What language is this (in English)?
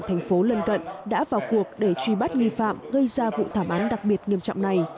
Vietnamese